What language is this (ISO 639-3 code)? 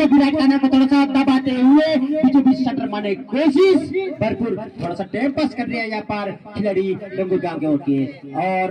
hin